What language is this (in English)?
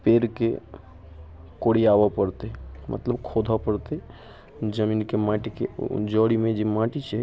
Maithili